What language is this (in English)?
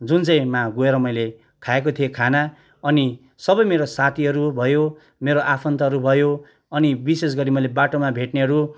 Nepali